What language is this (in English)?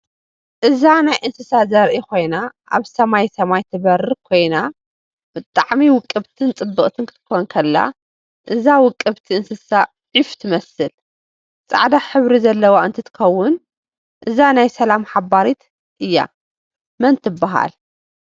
Tigrinya